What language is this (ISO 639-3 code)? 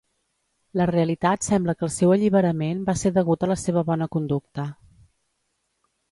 cat